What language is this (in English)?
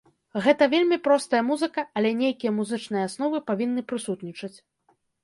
Belarusian